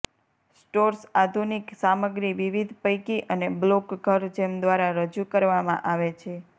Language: Gujarati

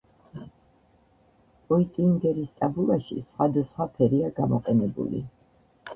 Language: Georgian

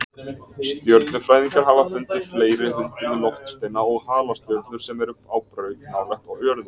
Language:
Icelandic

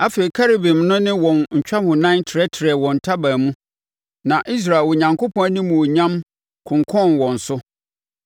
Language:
Akan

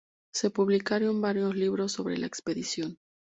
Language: Spanish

